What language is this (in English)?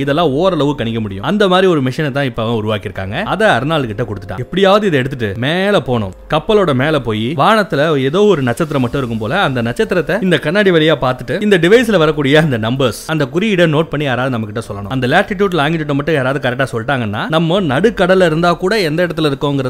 Tamil